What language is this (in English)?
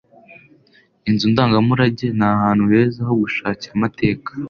Kinyarwanda